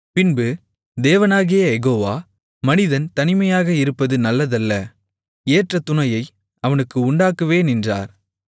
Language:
Tamil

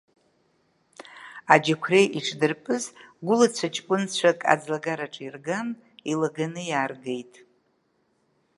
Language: Abkhazian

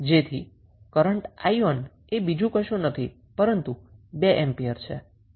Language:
Gujarati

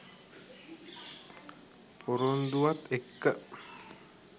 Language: Sinhala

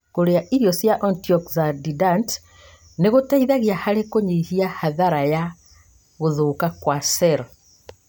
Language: Kikuyu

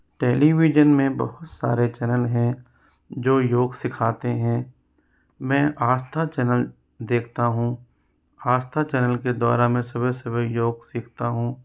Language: Hindi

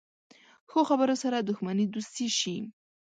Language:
Pashto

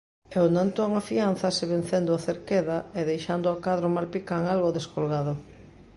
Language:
Galician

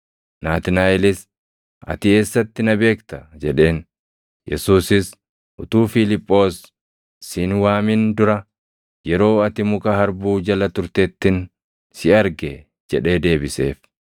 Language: Oromo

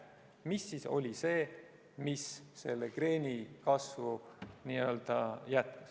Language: Estonian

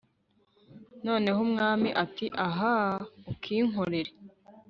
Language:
Kinyarwanda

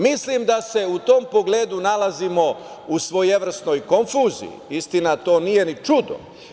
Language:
Serbian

